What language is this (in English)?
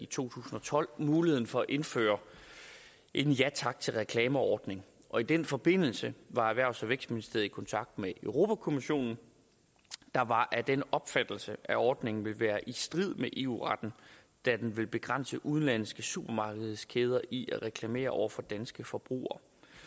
Danish